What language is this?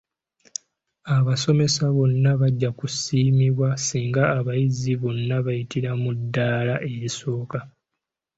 Ganda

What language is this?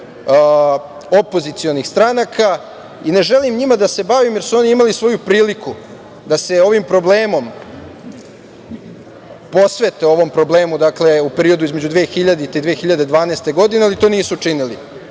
Serbian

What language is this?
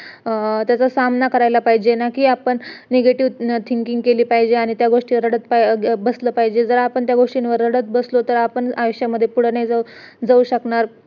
Marathi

